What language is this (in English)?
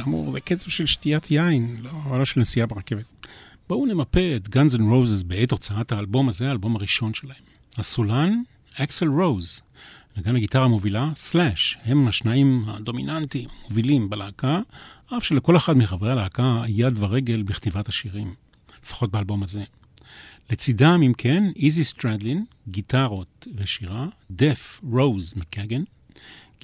Hebrew